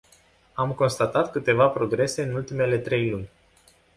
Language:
Romanian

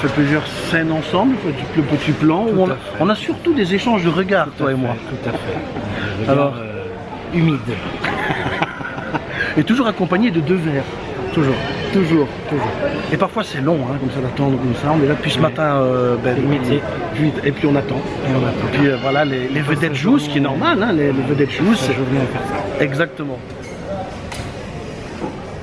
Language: French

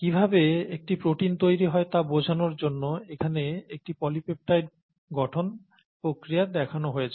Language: Bangla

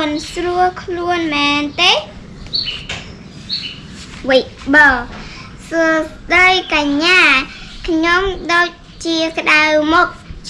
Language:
Indonesian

